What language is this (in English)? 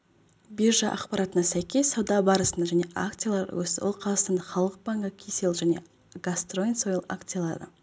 Kazakh